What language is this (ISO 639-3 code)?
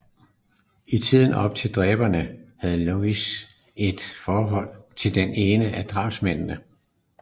dan